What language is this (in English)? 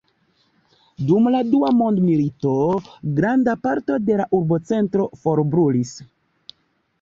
Esperanto